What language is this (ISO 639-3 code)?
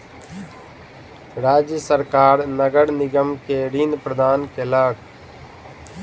mai